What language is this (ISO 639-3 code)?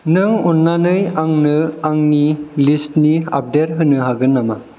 brx